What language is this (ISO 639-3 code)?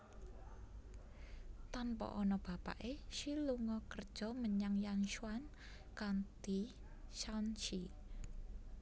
jav